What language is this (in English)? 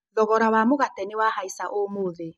Kikuyu